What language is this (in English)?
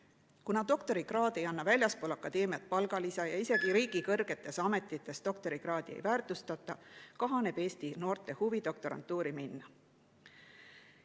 Estonian